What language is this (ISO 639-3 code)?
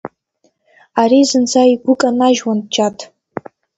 abk